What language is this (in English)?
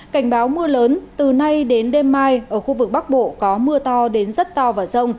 Vietnamese